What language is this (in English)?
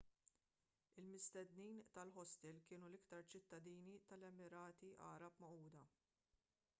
Maltese